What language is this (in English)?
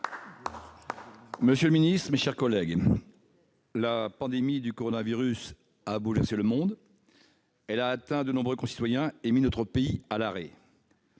French